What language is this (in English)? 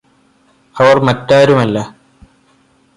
Malayalam